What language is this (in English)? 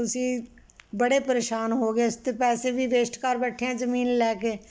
Punjabi